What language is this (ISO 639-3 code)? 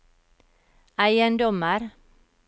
nor